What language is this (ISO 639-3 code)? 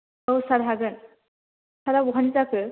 brx